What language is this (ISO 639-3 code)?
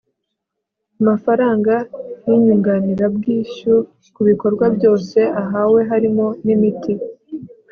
kin